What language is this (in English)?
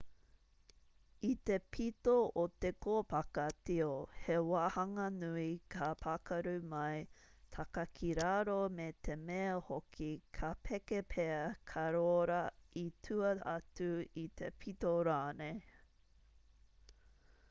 Māori